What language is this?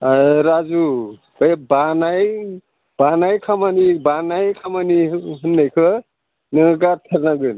Bodo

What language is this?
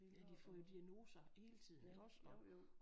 Danish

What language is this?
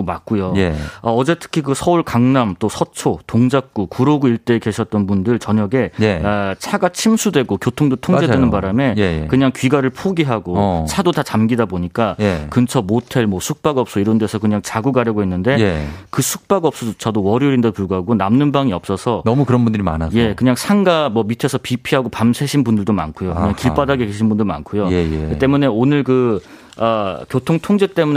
Korean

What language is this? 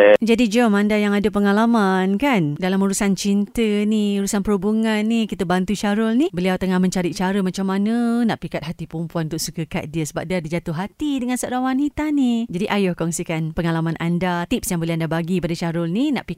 Malay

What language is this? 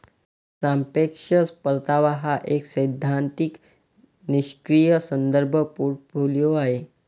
Marathi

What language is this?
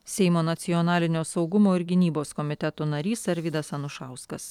Lithuanian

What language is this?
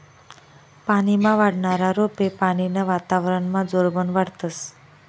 Marathi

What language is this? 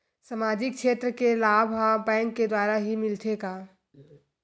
Chhattisgarhi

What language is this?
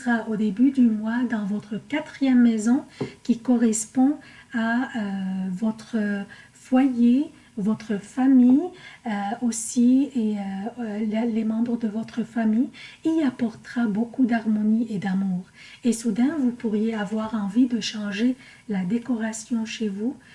French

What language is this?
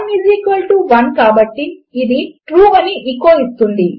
Telugu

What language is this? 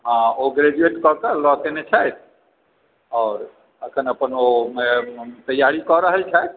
Maithili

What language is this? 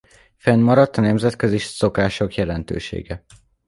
Hungarian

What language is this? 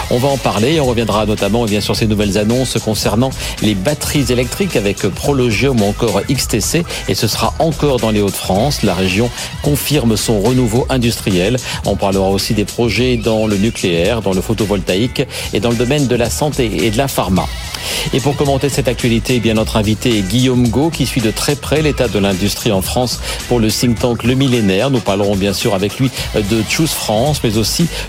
French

